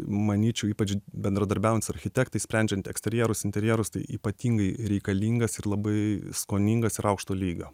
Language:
Lithuanian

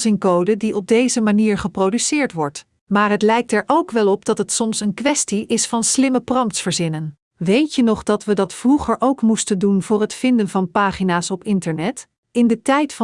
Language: Dutch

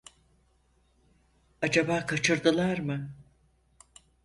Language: Turkish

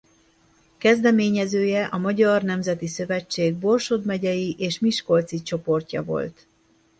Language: Hungarian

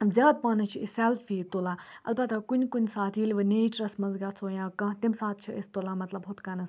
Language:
Kashmiri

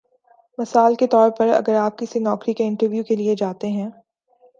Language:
Urdu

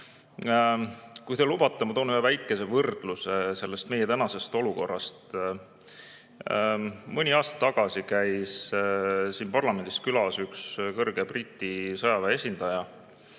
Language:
Estonian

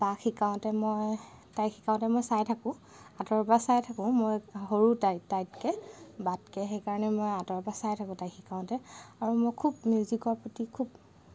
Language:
Assamese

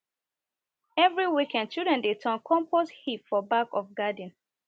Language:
Nigerian Pidgin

